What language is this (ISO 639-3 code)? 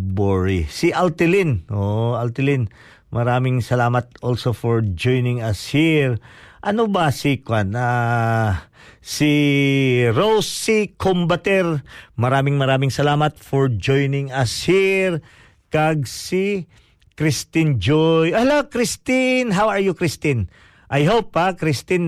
fil